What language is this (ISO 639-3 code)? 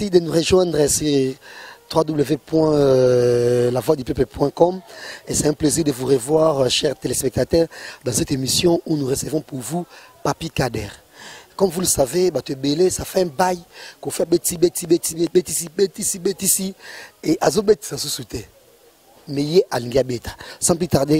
fra